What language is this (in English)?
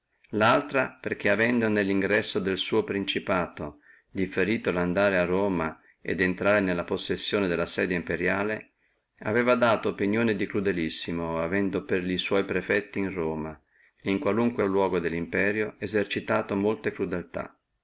Italian